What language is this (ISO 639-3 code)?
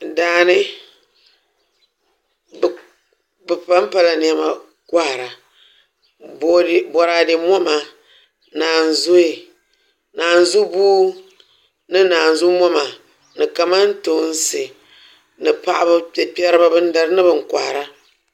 dag